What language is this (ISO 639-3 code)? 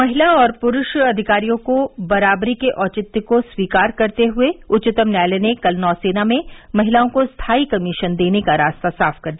hin